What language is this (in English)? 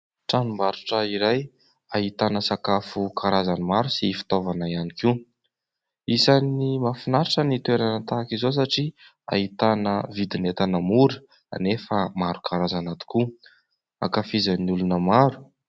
Malagasy